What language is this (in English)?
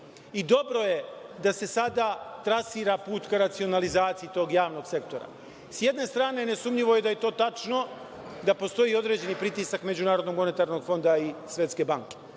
Serbian